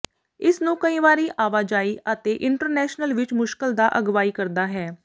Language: Punjabi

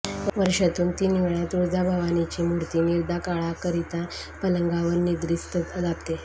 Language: Marathi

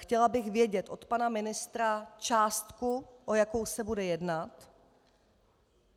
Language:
Czech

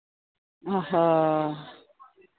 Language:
Santali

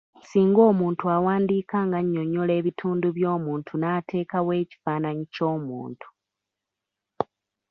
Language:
Ganda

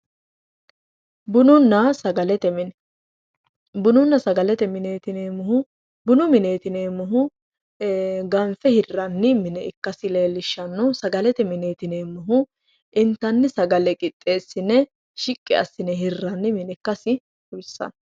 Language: Sidamo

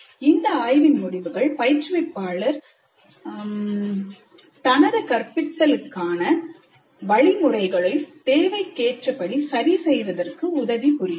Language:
Tamil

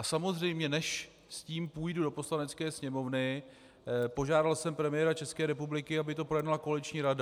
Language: Czech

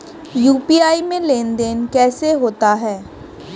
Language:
Hindi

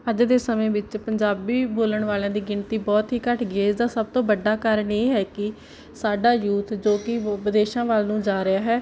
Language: Punjabi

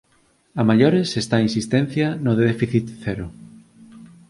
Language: Galician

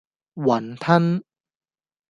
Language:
Cantonese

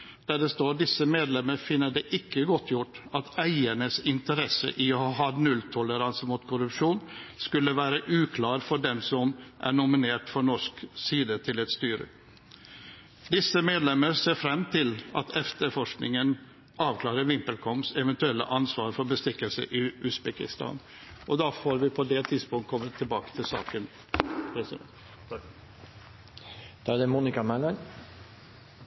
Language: Norwegian Bokmål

